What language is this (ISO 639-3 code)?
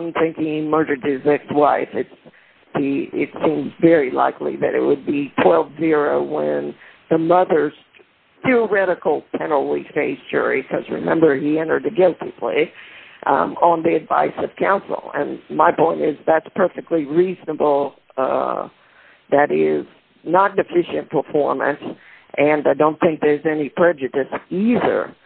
eng